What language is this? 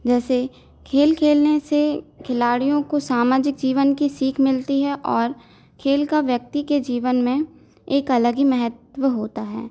Hindi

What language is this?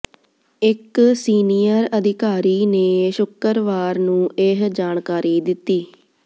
Punjabi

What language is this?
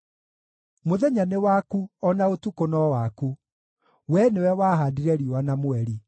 Kikuyu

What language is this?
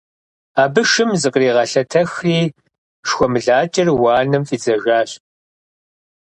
Kabardian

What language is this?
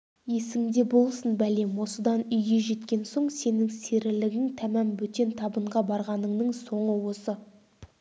Kazakh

